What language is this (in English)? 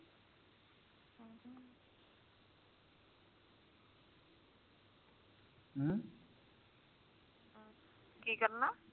Punjabi